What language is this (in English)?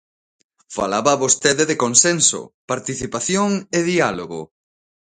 Galician